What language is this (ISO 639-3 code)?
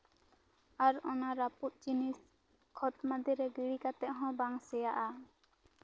sat